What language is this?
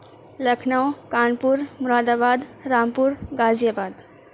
Urdu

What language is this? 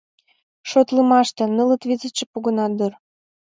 Mari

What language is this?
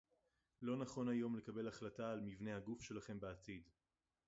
Hebrew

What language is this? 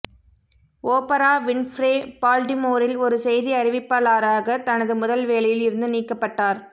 Tamil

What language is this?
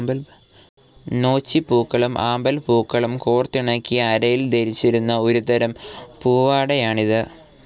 Malayalam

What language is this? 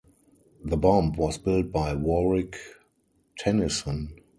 English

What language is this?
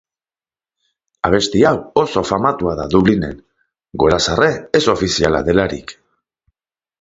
Basque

